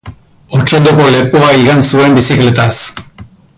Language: Basque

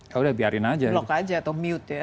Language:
Indonesian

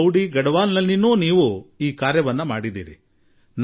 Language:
Kannada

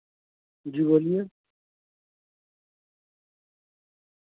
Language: Urdu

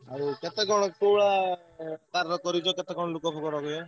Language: Odia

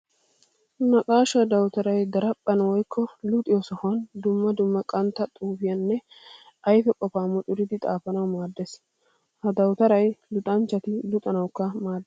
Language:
Wolaytta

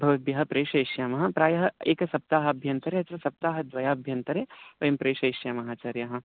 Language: Sanskrit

